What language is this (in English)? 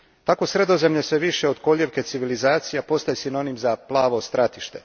Croatian